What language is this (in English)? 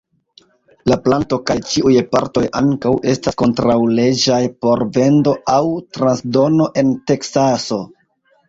Esperanto